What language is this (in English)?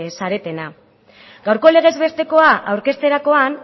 Basque